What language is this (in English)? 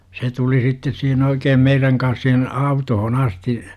Finnish